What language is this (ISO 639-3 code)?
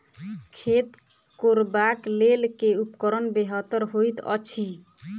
mai